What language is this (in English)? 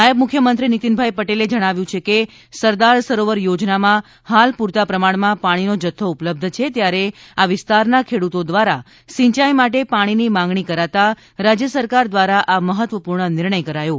Gujarati